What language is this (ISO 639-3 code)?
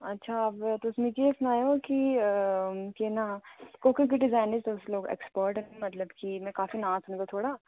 doi